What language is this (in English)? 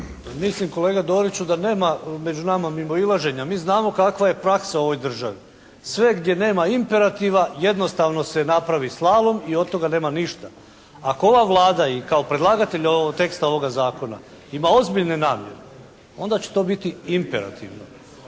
Croatian